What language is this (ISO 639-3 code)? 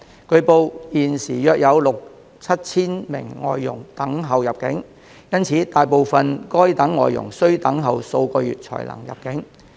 yue